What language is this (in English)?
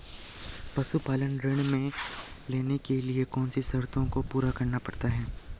Hindi